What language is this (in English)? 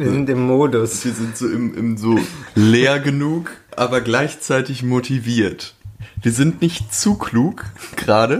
German